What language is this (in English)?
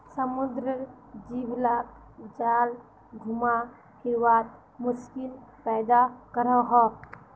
Magahi